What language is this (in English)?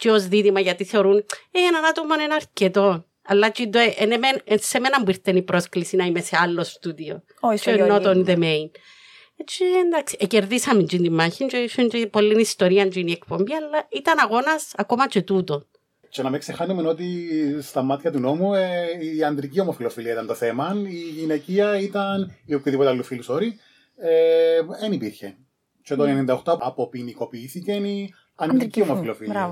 Greek